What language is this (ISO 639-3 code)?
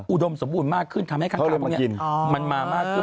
tha